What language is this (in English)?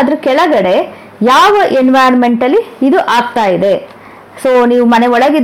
Kannada